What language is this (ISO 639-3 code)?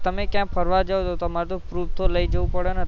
guj